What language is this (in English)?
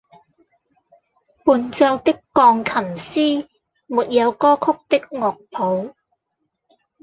Cantonese